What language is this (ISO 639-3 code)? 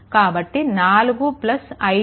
tel